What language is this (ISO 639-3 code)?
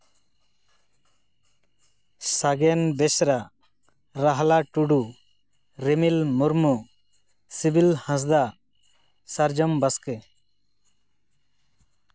sat